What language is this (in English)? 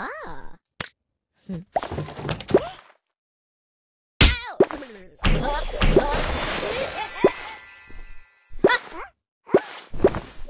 English